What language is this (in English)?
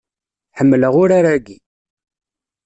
Kabyle